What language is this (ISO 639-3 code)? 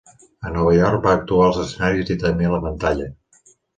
cat